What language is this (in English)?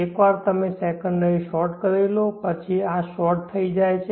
Gujarati